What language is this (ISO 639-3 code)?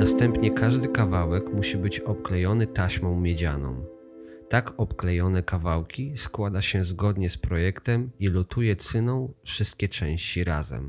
pol